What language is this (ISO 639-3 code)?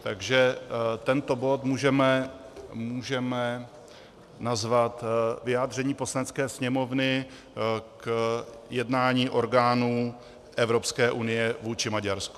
ces